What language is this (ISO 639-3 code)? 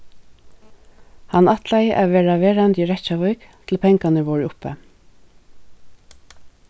fao